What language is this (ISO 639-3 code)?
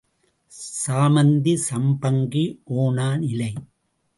tam